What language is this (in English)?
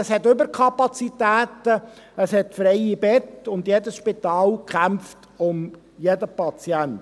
Swiss German